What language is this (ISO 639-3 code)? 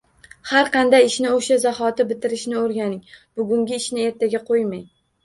uzb